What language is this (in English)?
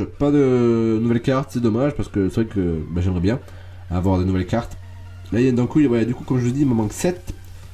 French